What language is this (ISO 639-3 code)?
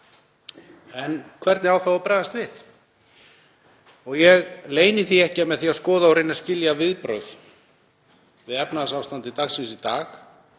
isl